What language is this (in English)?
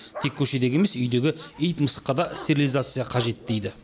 Kazakh